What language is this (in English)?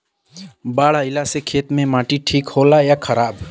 Bhojpuri